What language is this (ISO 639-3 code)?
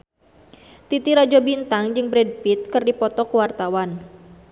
sun